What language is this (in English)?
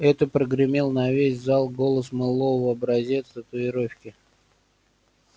Russian